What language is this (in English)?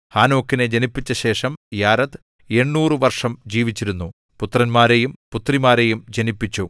Malayalam